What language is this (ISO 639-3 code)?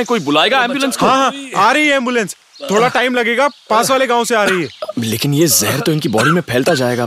hin